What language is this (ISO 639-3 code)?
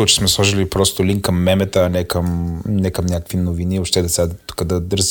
bul